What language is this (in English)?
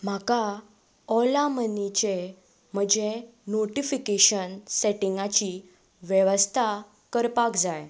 Konkani